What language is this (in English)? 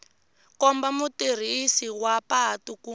Tsonga